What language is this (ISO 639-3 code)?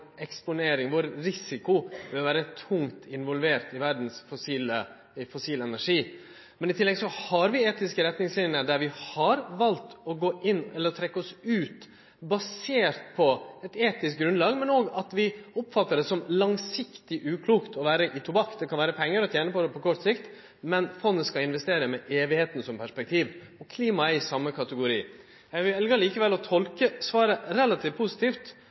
nno